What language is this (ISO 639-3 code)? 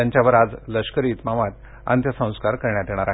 mar